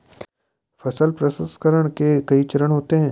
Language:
Hindi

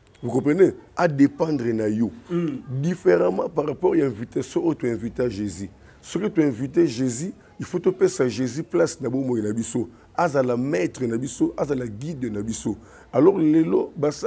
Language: French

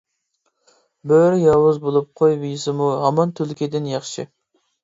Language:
Uyghur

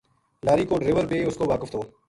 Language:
Gujari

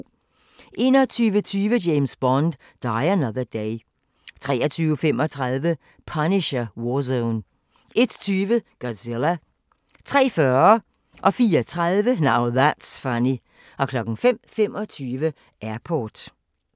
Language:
Danish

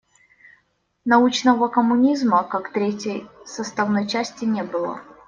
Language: Russian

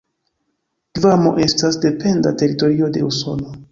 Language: Esperanto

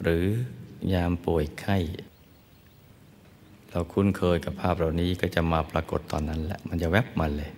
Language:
Thai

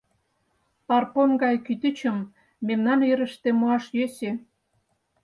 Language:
Mari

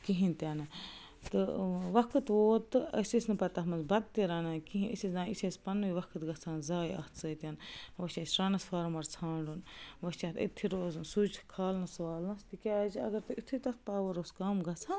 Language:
Kashmiri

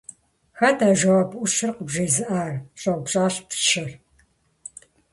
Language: Kabardian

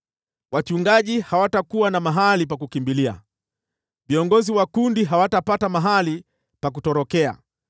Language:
Swahili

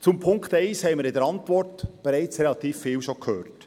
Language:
Swiss German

